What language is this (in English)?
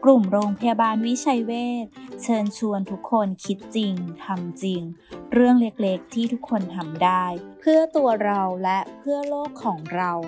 Thai